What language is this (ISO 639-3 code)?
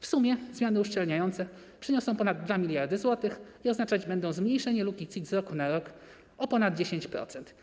pol